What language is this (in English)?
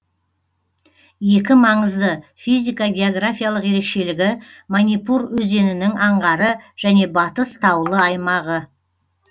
Kazakh